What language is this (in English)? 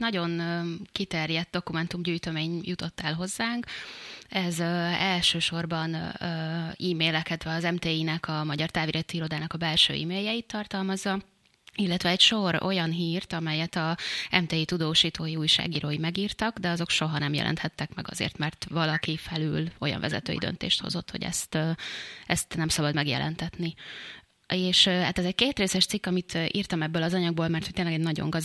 Hungarian